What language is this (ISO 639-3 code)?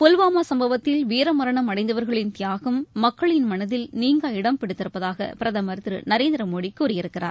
tam